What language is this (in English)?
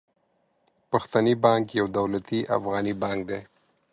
Pashto